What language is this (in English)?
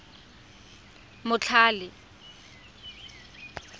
Tswana